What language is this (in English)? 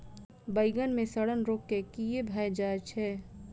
Maithili